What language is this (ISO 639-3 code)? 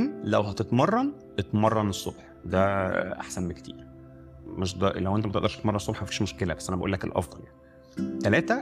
ara